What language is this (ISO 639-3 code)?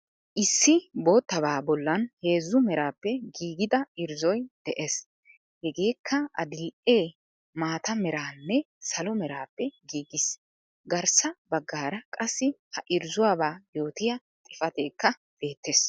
wal